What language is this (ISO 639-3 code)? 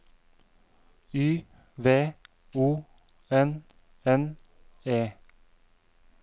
nor